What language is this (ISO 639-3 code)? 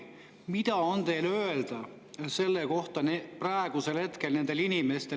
est